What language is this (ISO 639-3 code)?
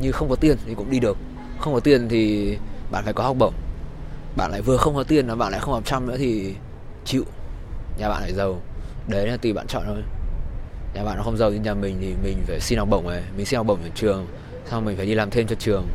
vie